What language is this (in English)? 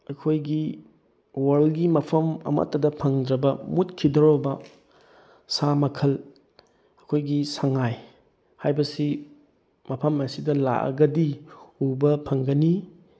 Manipuri